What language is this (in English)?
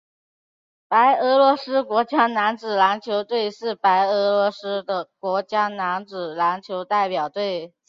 Chinese